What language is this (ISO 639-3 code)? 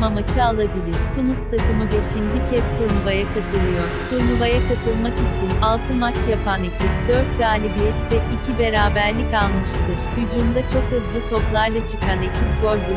tur